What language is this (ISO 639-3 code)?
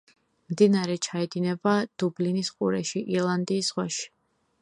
kat